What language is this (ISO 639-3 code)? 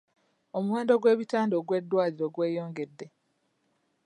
lug